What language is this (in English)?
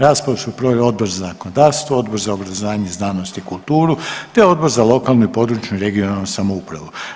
Croatian